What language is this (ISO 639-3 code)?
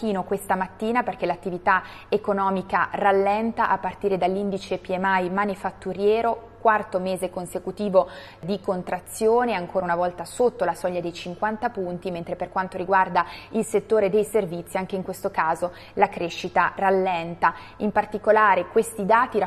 ita